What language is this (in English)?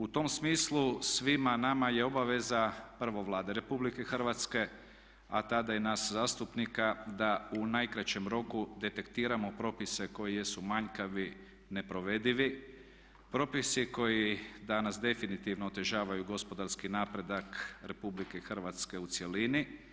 Croatian